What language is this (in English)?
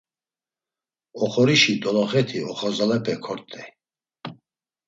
Laz